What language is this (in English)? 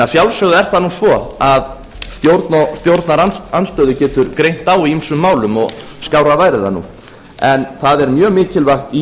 Icelandic